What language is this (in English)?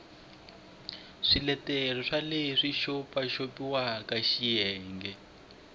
Tsonga